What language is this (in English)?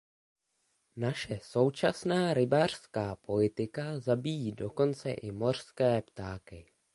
Czech